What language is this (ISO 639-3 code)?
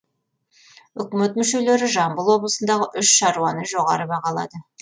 kaz